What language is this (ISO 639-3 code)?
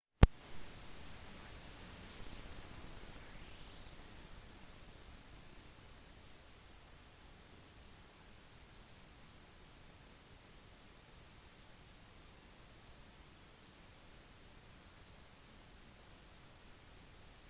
nob